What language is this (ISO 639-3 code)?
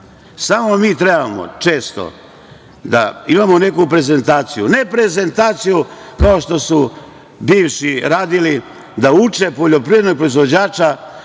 srp